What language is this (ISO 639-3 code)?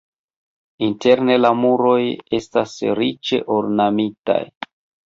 epo